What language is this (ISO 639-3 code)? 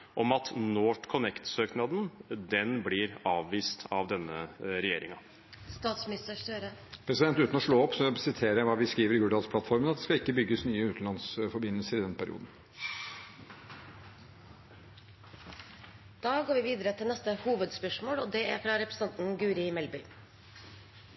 nor